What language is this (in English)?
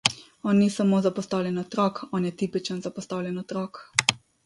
Slovenian